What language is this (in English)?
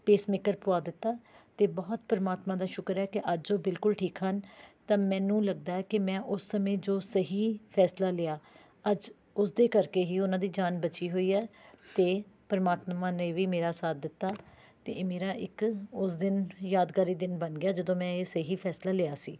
Punjabi